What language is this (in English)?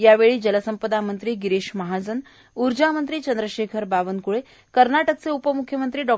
Marathi